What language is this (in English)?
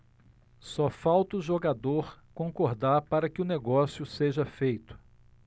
Portuguese